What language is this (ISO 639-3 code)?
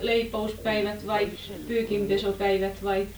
fin